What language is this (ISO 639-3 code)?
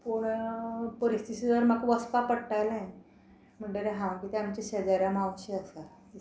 kok